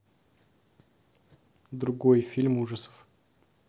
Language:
Russian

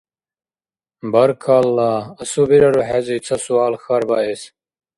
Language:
Dargwa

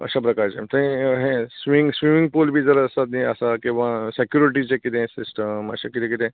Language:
Konkani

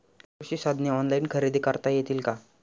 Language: Marathi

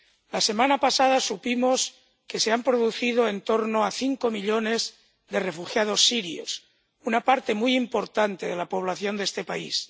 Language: Spanish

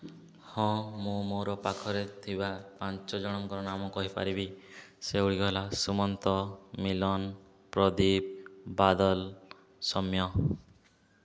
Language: Odia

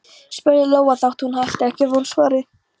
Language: Icelandic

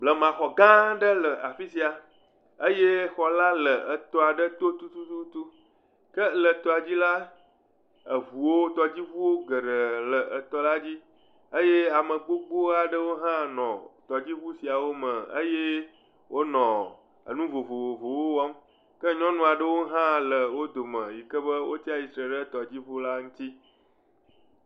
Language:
Ewe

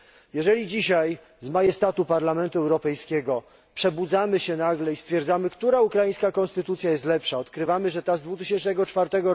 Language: Polish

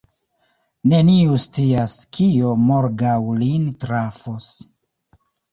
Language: Esperanto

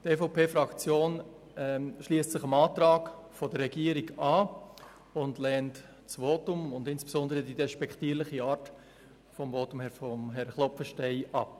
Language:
Swiss German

